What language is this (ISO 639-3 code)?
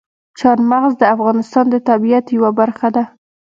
pus